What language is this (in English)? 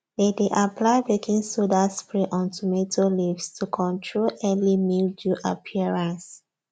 Nigerian Pidgin